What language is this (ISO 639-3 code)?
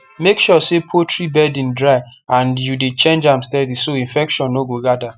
pcm